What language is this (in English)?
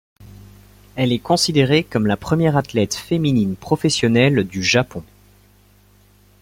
French